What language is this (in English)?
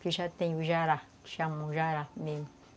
Portuguese